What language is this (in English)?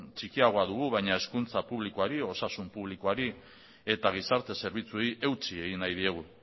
Basque